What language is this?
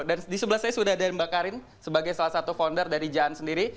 Indonesian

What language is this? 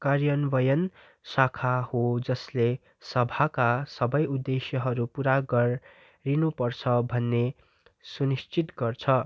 Nepali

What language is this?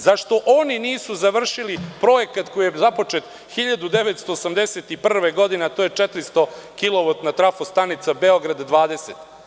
Serbian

